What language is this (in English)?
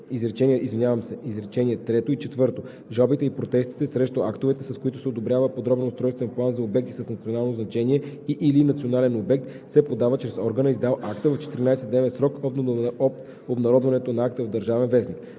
Bulgarian